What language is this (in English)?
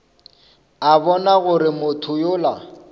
Northern Sotho